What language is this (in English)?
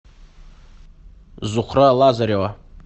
Russian